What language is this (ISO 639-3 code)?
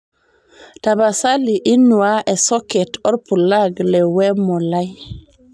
mas